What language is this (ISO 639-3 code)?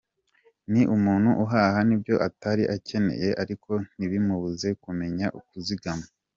kin